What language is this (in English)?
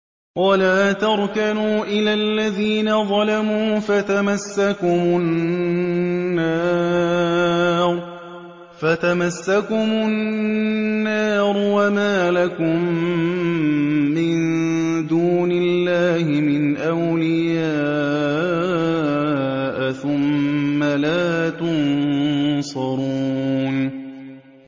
Arabic